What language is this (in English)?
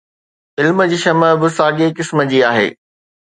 Sindhi